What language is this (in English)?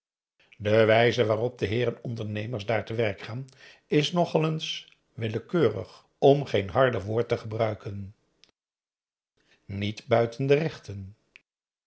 Dutch